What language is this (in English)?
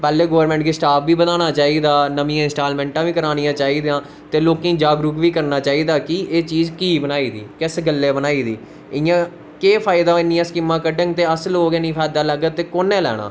Dogri